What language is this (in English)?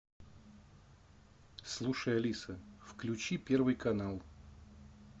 Russian